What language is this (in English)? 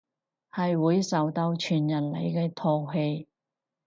Cantonese